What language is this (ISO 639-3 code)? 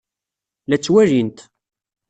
kab